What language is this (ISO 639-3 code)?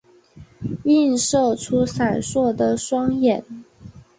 zho